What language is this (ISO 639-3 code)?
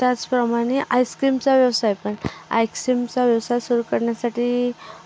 mar